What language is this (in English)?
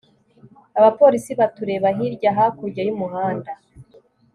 Kinyarwanda